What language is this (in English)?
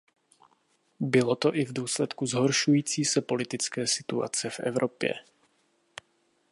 Czech